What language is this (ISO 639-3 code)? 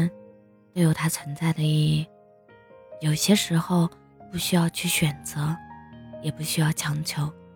zho